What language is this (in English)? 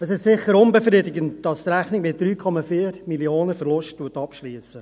Swiss German